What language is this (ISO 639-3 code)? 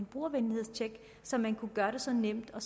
dan